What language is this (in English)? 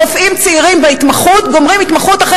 Hebrew